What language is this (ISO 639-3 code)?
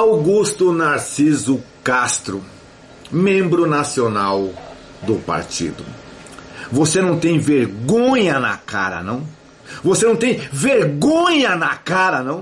por